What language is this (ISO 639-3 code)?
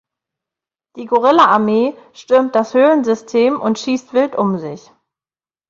deu